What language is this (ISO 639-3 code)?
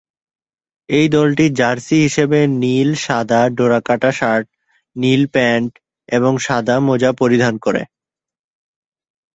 ben